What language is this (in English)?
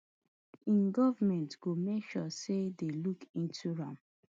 Nigerian Pidgin